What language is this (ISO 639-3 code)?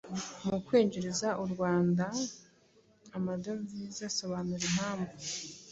kin